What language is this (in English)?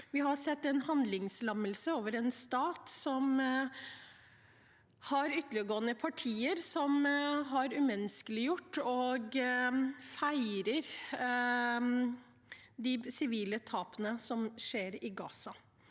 Norwegian